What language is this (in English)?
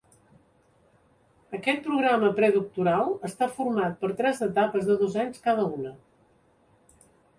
Catalan